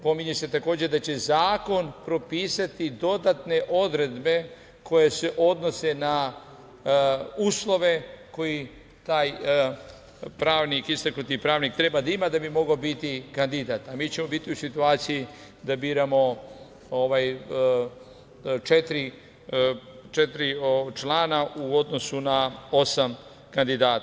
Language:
Serbian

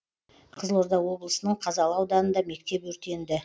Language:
Kazakh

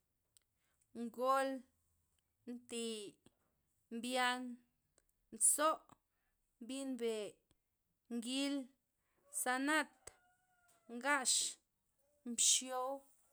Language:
Loxicha Zapotec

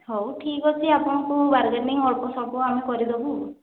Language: Odia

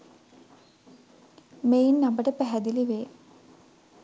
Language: Sinhala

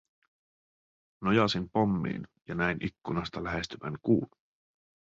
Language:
Finnish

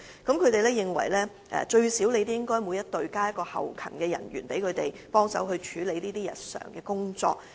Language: Cantonese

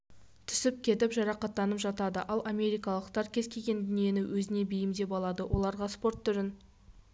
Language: Kazakh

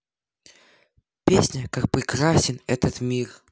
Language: Russian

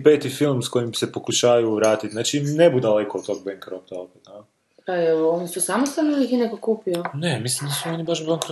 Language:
Croatian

